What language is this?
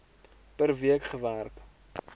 Afrikaans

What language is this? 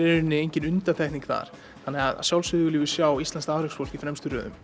Icelandic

